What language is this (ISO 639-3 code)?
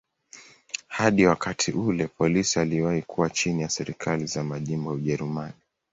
swa